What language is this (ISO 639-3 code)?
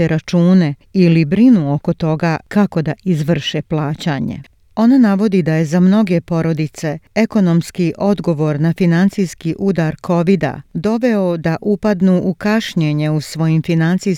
hrv